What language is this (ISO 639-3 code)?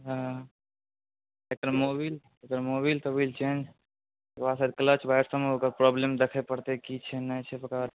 mai